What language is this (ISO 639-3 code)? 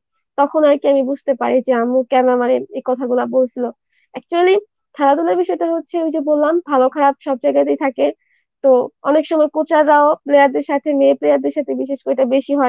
jpn